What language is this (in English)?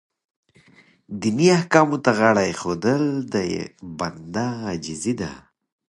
Pashto